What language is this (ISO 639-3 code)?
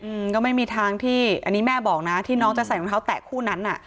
tha